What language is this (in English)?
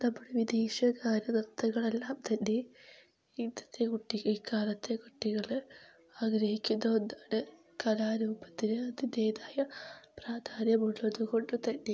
Malayalam